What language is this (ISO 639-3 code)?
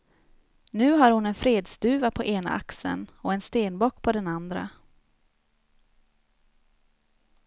swe